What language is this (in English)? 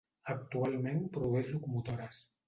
Catalan